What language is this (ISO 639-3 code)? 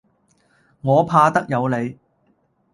yue